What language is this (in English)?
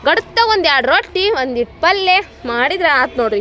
Kannada